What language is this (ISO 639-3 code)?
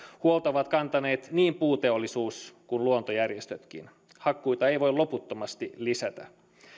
fin